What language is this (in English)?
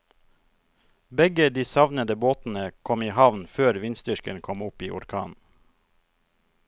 Norwegian